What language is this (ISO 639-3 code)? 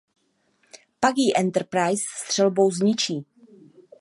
ces